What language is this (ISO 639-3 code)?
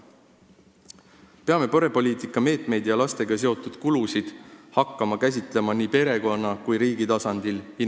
est